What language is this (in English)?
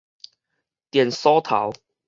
Min Nan Chinese